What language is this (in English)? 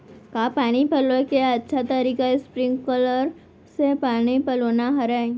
Chhattisgarhi